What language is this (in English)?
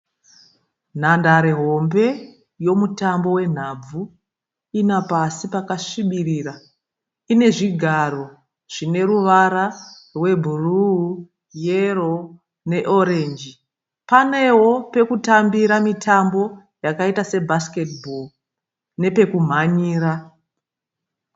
Shona